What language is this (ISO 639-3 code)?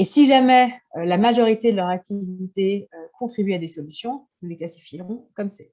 fra